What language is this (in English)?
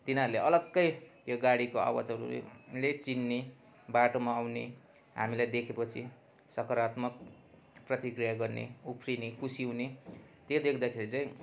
Nepali